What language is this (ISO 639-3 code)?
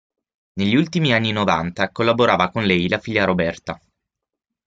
ita